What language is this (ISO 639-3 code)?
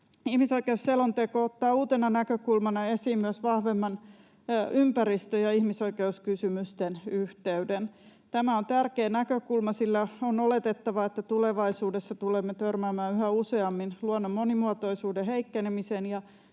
fin